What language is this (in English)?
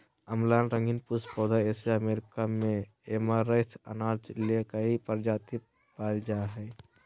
Magahi